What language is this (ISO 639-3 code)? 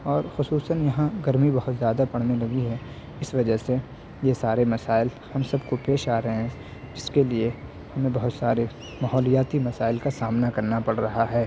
urd